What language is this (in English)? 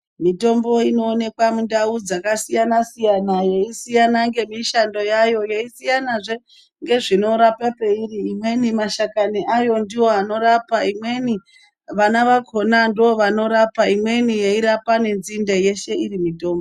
Ndau